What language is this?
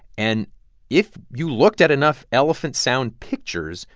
English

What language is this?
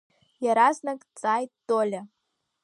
Abkhazian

